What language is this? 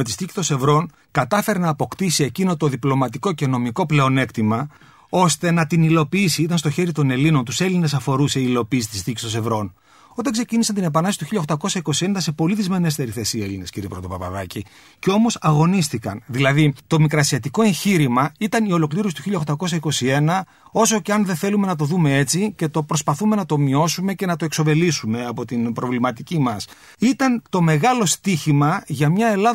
Greek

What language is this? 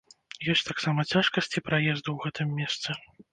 Belarusian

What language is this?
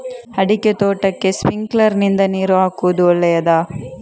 Kannada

